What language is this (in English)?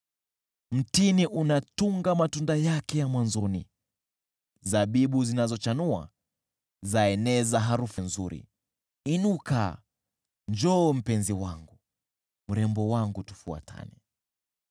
Swahili